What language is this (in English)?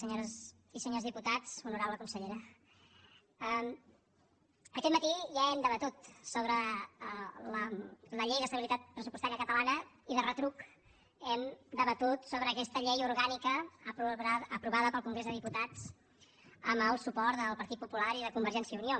Catalan